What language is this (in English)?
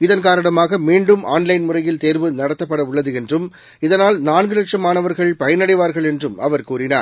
Tamil